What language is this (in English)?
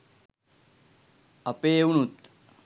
Sinhala